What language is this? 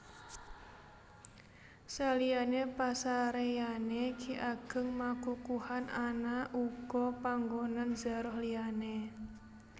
Javanese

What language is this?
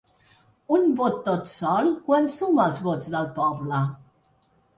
Catalan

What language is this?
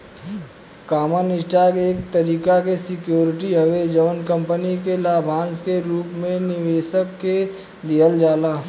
Bhojpuri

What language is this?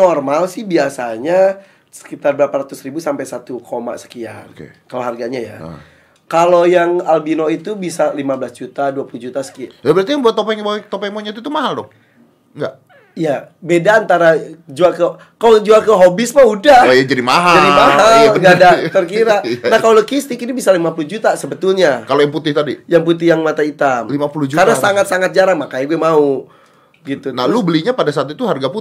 Indonesian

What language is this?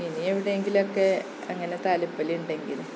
Malayalam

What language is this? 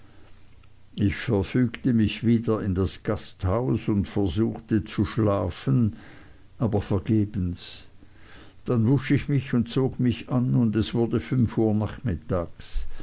German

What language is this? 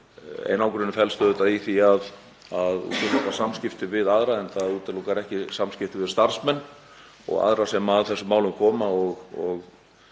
Icelandic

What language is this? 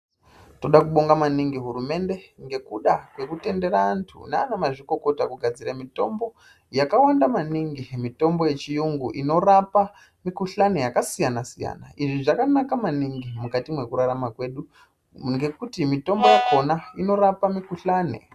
Ndau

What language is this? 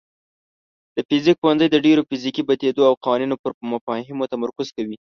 Pashto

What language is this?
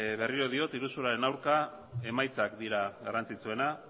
Basque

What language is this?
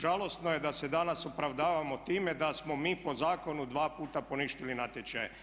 Croatian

